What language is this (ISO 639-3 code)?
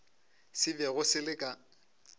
nso